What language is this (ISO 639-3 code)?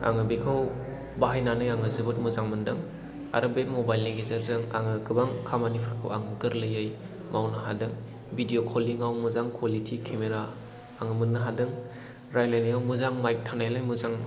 brx